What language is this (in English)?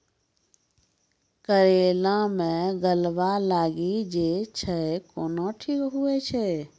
Maithili